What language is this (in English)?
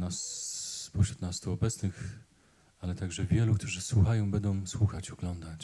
Polish